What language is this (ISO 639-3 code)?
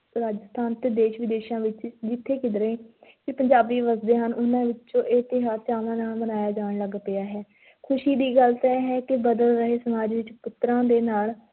pan